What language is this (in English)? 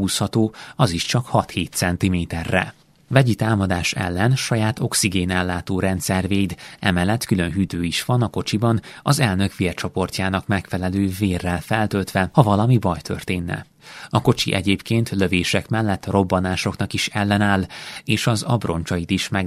Hungarian